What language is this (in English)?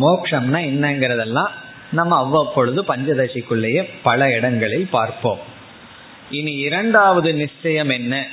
Tamil